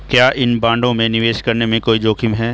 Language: Hindi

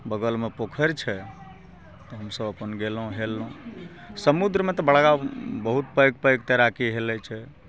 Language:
Maithili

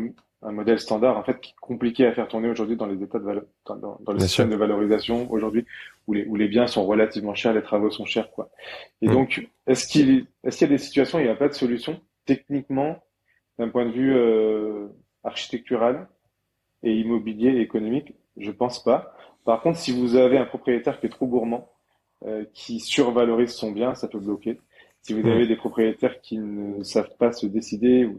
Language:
French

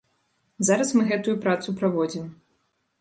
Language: Belarusian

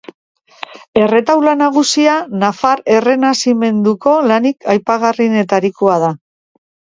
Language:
Basque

